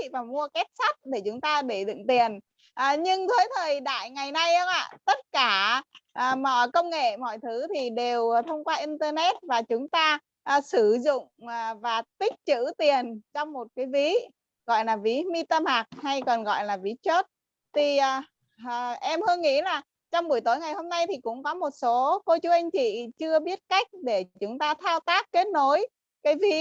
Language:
Vietnamese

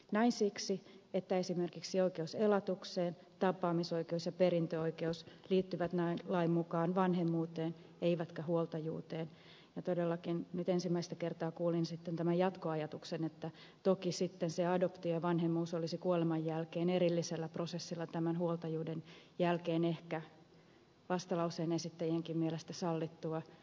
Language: Finnish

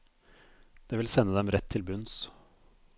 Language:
Norwegian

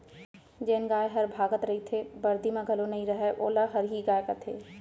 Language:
Chhattisgarhi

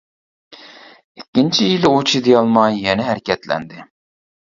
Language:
Uyghur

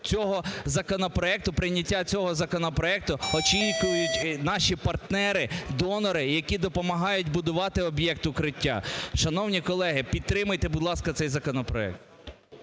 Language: Ukrainian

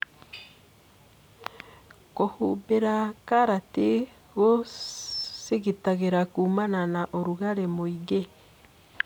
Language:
Kikuyu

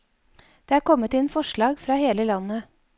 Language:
Norwegian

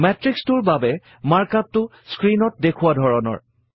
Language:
Assamese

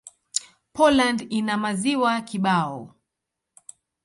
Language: Swahili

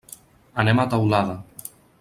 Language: Catalan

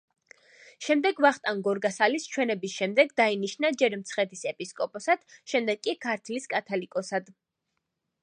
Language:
Georgian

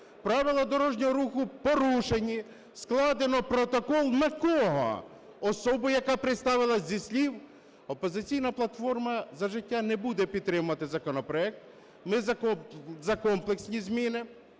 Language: Ukrainian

